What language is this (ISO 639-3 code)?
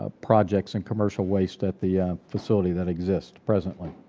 eng